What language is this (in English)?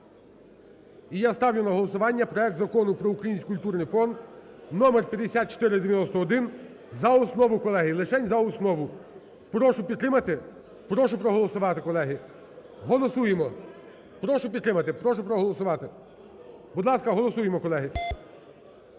Ukrainian